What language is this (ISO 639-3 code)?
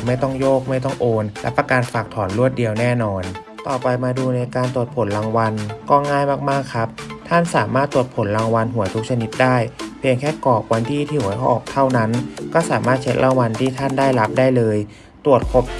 tha